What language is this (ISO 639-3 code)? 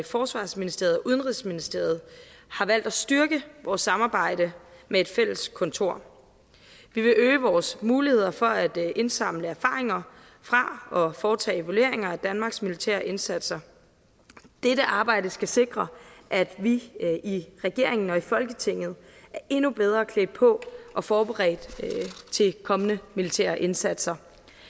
dan